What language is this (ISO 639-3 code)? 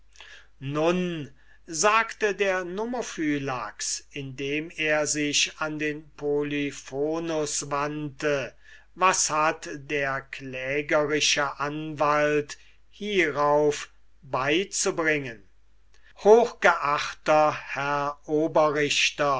deu